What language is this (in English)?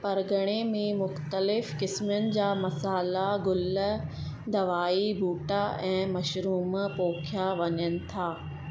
Sindhi